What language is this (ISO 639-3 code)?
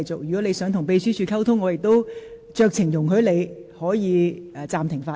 yue